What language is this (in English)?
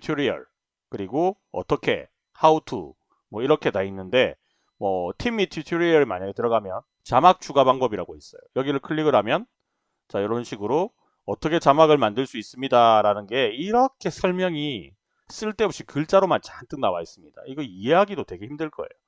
Korean